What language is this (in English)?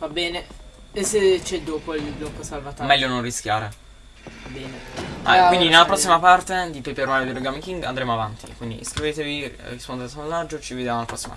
Italian